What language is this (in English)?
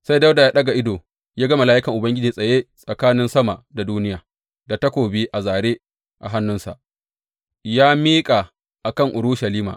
Hausa